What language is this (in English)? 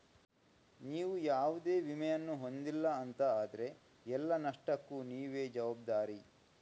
Kannada